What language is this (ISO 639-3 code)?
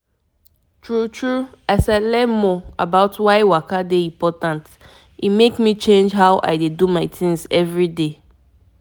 pcm